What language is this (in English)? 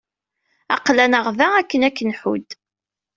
Kabyle